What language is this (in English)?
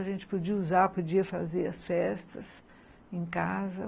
Portuguese